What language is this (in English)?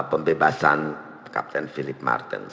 Indonesian